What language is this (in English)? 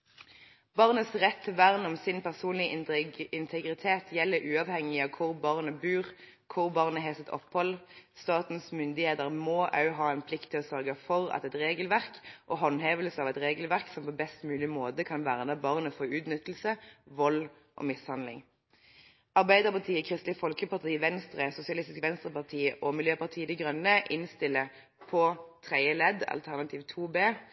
Norwegian Bokmål